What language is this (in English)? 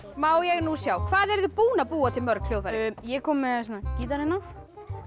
Icelandic